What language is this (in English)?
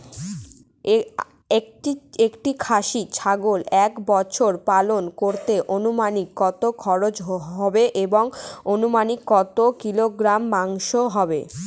Bangla